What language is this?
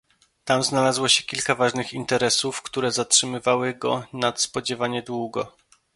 Polish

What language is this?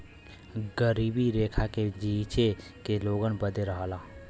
Bhojpuri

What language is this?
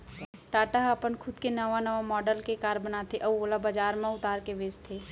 Chhattisgarhi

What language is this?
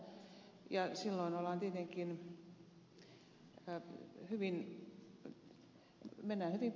Finnish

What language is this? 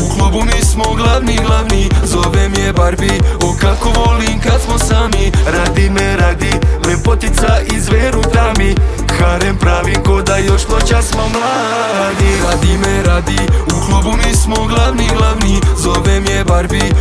Romanian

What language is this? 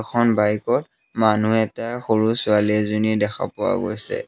Assamese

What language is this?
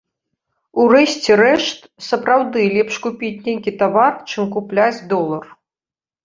Belarusian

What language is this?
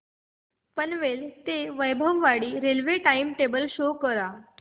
Marathi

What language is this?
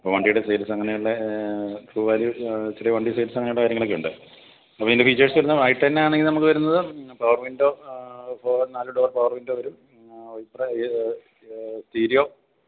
Malayalam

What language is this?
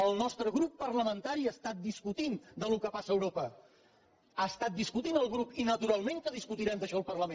Catalan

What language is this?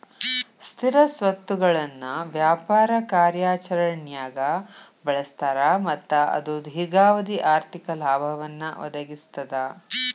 Kannada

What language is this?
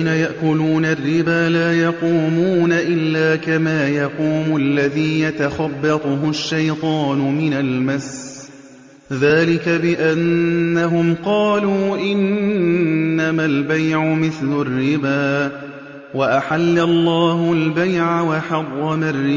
Arabic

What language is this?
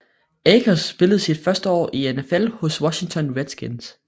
Danish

